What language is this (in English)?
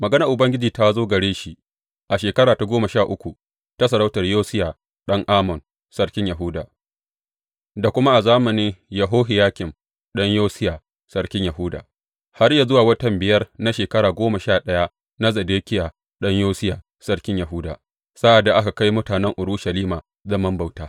Hausa